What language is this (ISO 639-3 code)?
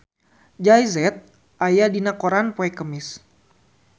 sun